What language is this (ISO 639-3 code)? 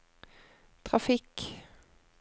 nor